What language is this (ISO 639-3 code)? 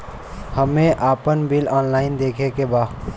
bho